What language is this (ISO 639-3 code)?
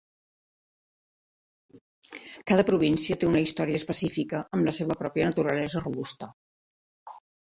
cat